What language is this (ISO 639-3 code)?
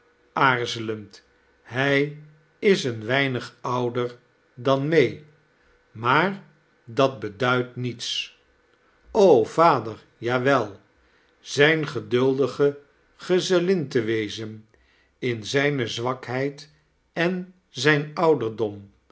nld